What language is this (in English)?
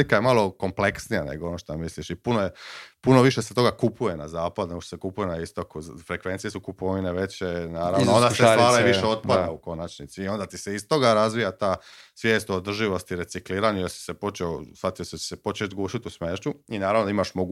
Croatian